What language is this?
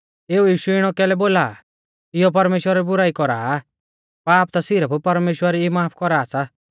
Mahasu Pahari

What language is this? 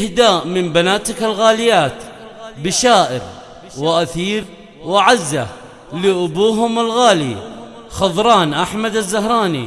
Arabic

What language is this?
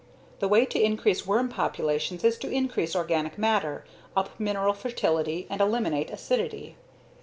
English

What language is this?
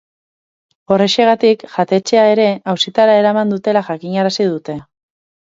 Basque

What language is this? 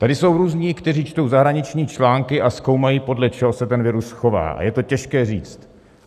Czech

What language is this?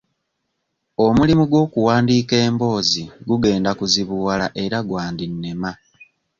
Ganda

